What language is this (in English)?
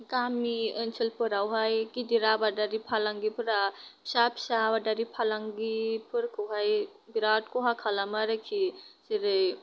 Bodo